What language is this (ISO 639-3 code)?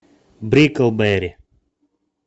rus